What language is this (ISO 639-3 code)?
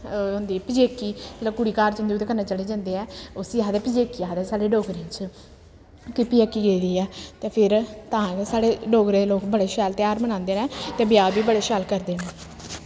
doi